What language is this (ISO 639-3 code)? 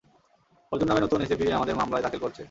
ben